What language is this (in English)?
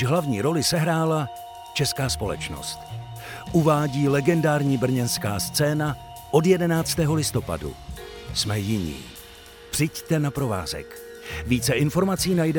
Czech